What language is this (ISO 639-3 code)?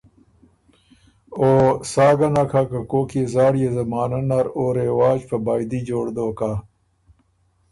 oru